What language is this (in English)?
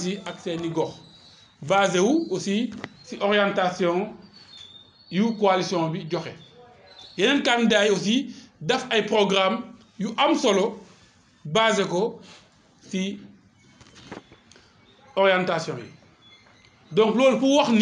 French